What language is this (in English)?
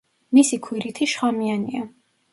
Georgian